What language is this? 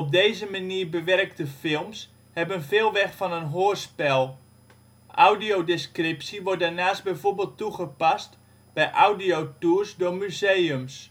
Dutch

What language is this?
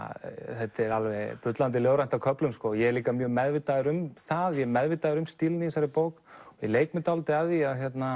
Icelandic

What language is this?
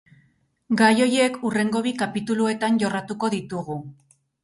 Basque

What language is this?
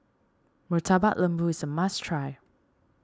English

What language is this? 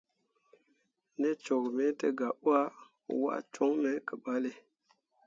Mundang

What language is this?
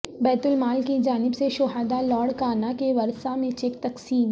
Urdu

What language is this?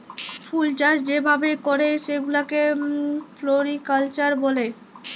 Bangla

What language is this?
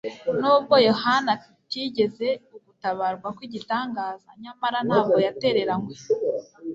Kinyarwanda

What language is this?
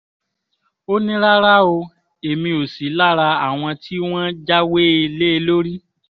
Yoruba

